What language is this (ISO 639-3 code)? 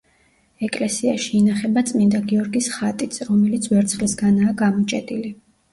kat